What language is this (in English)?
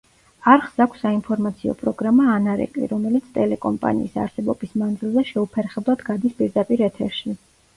Georgian